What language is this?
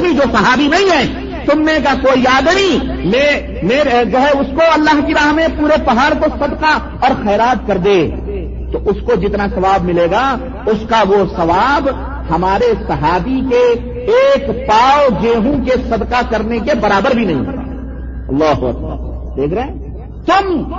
Urdu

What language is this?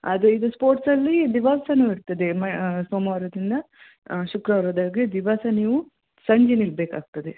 Kannada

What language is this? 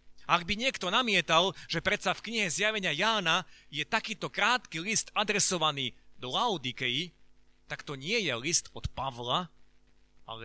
Slovak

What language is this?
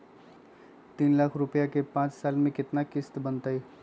Magahi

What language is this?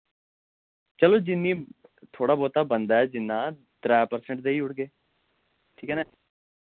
Dogri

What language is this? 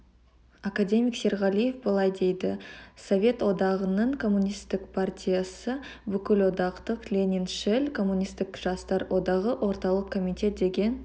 Kazakh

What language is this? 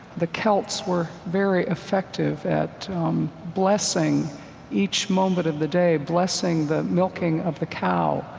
English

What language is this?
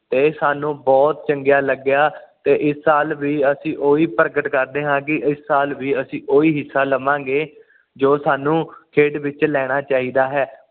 Punjabi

